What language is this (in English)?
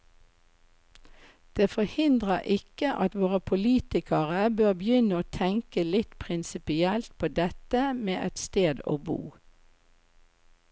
Norwegian